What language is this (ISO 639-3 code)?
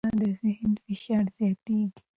pus